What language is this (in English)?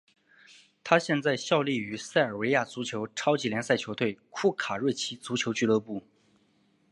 Chinese